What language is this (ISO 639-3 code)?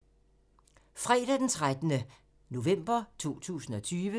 dan